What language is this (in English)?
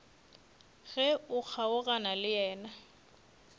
Northern Sotho